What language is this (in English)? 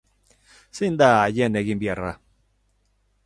Basque